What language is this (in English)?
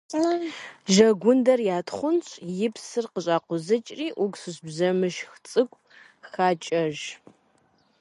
Kabardian